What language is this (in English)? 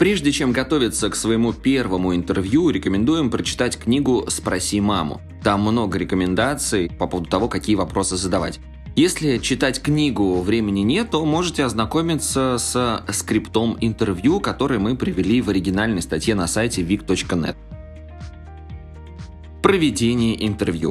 Russian